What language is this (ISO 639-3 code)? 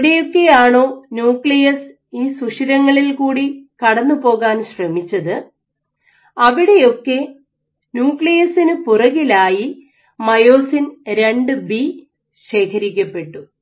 mal